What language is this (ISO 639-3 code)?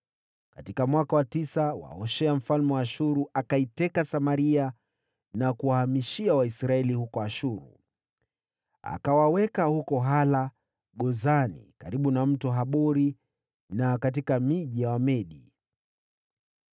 swa